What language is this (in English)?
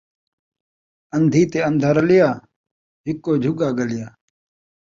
Saraiki